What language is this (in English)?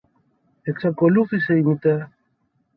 Greek